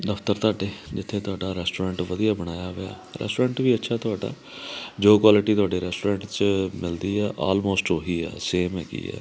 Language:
Punjabi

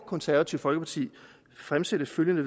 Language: Danish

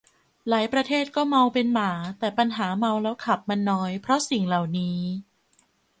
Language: Thai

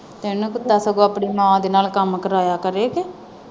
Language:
Punjabi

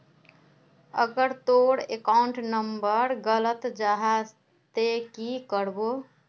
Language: Magahi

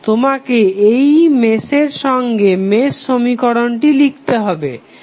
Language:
Bangla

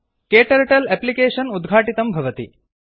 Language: Sanskrit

